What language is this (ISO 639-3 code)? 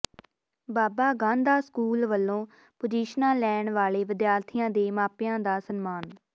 pan